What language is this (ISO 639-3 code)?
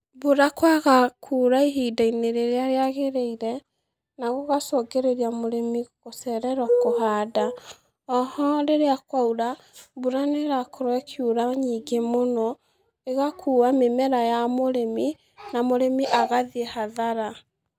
kik